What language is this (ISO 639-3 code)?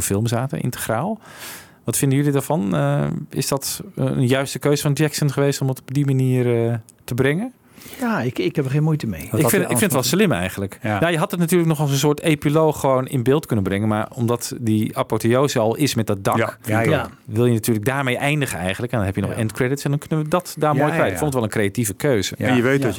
nld